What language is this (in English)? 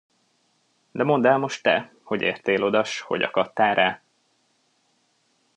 Hungarian